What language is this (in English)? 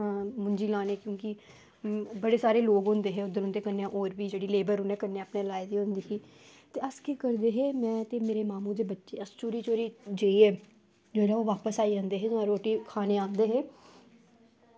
Dogri